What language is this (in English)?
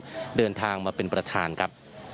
Thai